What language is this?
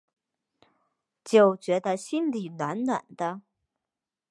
Chinese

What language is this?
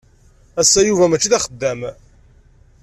Kabyle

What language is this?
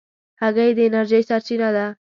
Pashto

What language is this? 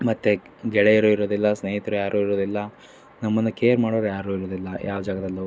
Kannada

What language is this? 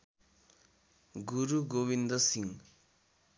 Nepali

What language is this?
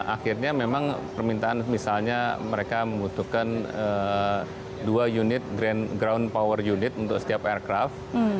Indonesian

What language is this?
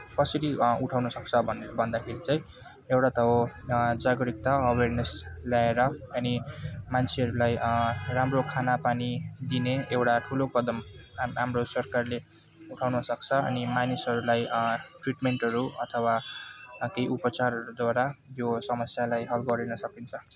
Nepali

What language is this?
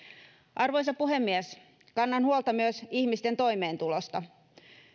Finnish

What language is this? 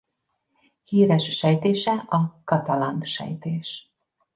Hungarian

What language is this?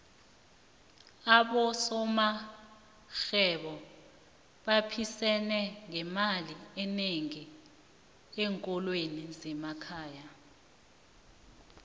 South Ndebele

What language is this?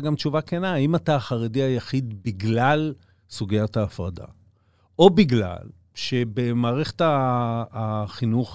Hebrew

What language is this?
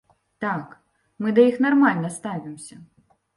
Belarusian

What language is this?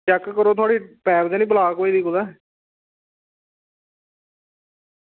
Dogri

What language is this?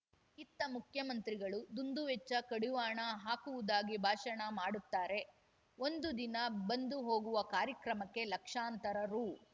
Kannada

